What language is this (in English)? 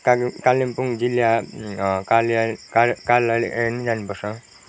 Nepali